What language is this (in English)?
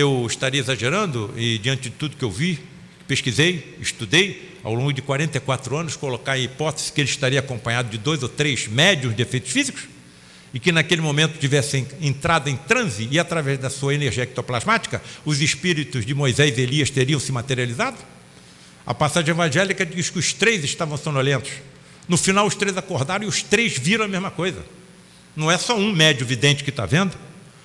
Portuguese